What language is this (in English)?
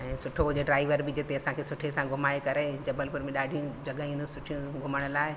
Sindhi